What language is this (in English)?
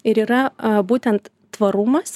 Lithuanian